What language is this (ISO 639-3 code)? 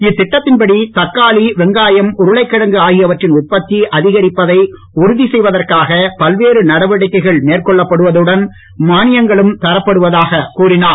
tam